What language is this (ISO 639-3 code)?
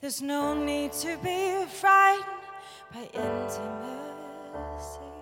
dan